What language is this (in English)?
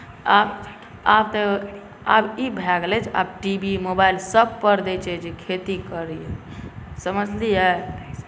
Maithili